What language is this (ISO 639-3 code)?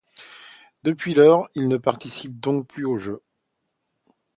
fra